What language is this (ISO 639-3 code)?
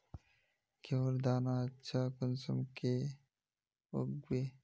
mag